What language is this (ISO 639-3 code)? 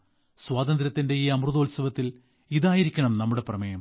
mal